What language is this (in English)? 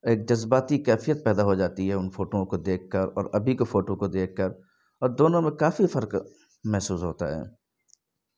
Urdu